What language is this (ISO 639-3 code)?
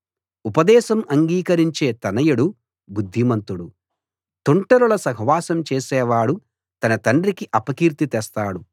tel